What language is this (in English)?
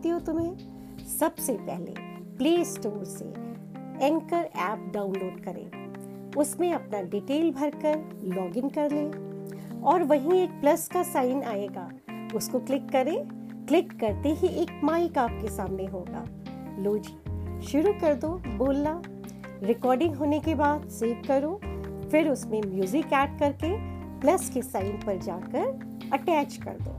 Hindi